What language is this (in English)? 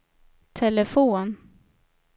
Swedish